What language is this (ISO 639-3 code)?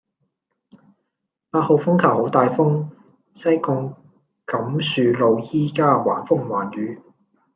yue